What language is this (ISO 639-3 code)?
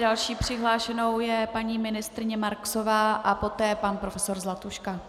ces